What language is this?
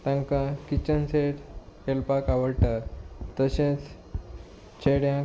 Konkani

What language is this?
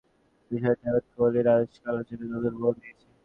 Bangla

